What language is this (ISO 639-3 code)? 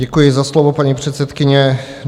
ces